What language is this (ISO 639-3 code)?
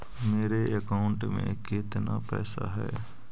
mag